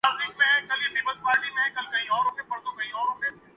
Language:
Urdu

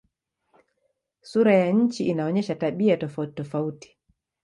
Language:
Swahili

